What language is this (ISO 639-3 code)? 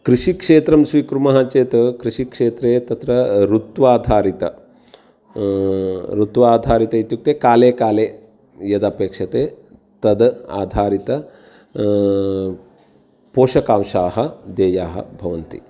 san